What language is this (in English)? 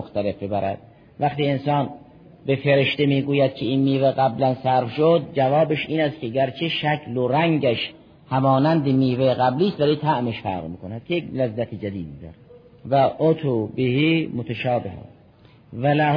Persian